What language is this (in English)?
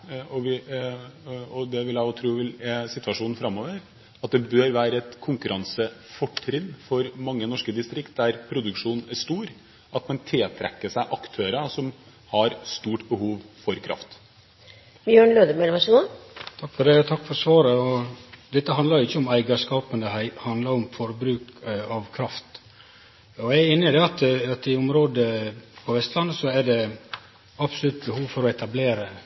Norwegian